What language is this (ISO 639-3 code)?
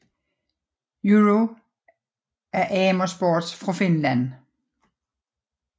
dan